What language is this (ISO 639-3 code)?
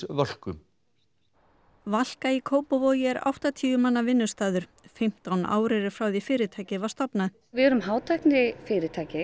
isl